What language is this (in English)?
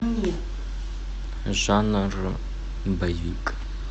Russian